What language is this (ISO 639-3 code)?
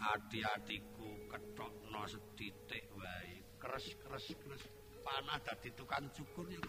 ind